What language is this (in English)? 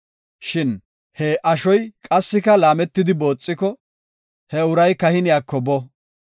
Gofa